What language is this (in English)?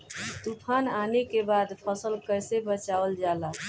Bhojpuri